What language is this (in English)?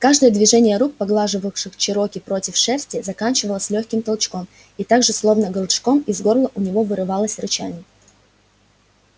Russian